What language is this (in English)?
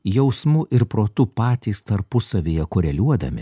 Lithuanian